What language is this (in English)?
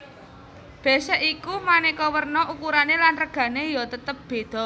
Javanese